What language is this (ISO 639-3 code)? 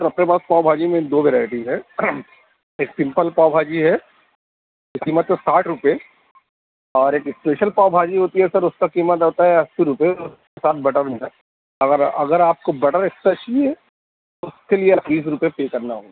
urd